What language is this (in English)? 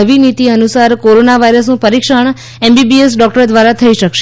Gujarati